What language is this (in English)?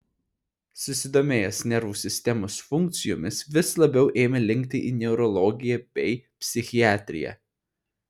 Lithuanian